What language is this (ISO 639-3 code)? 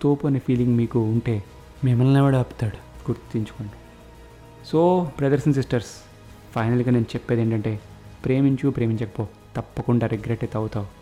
tel